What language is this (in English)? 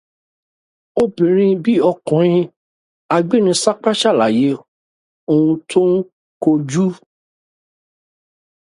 Yoruba